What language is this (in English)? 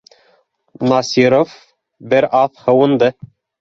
Bashkir